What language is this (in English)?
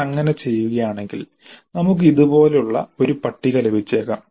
Malayalam